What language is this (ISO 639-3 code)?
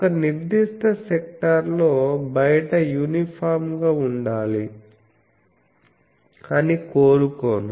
tel